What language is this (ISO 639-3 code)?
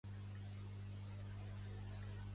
cat